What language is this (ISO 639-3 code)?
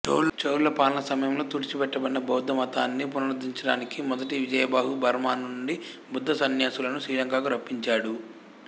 tel